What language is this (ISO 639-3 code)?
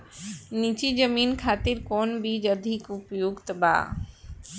bho